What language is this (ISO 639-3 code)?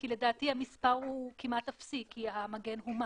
heb